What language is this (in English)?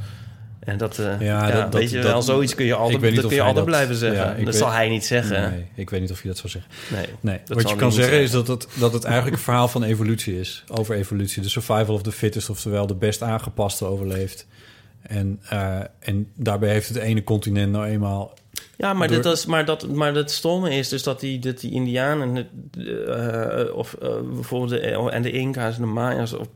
Dutch